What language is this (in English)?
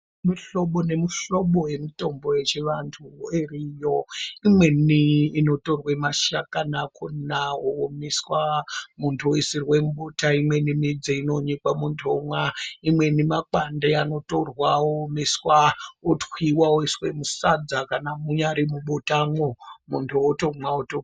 Ndau